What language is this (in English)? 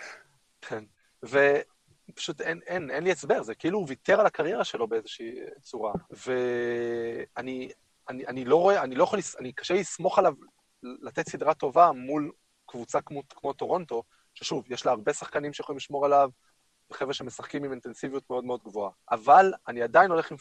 Hebrew